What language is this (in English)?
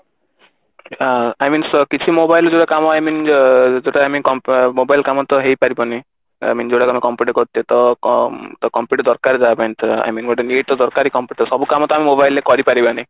Odia